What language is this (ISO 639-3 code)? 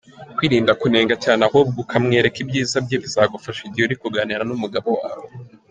kin